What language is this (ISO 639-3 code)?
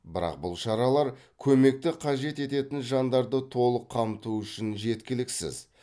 kaz